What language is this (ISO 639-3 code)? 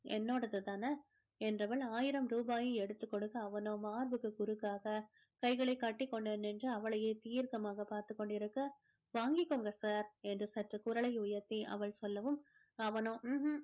tam